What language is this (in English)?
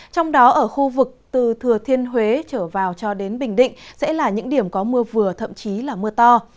Vietnamese